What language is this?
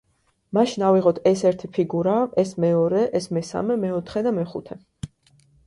Georgian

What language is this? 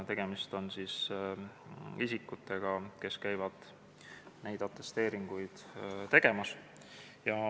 Estonian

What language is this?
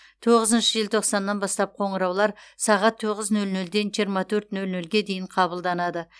Kazakh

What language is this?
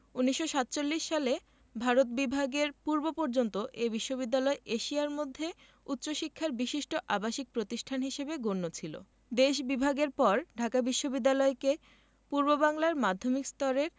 Bangla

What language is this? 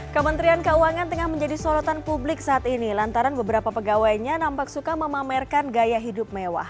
Indonesian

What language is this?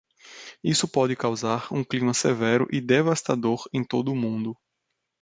Portuguese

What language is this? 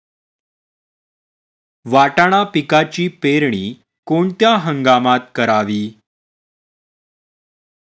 Marathi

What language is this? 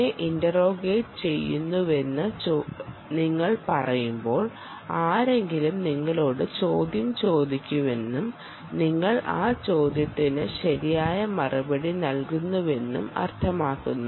Malayalam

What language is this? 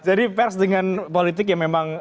Indonesian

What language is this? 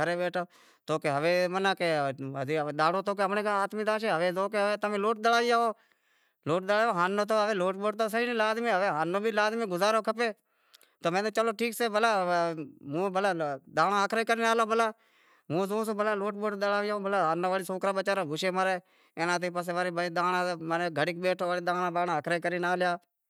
Wadiyara Koli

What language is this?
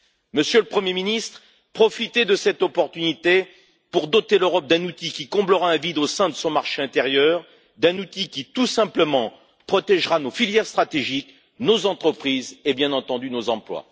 French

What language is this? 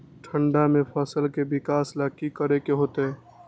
Magahi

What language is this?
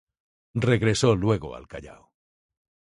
Spanish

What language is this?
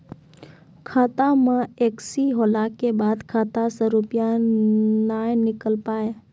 Maithili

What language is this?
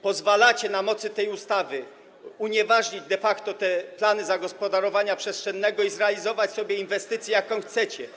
Polish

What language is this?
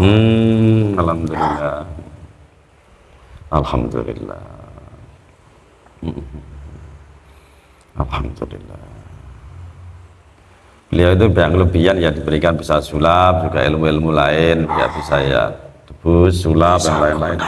Indonesian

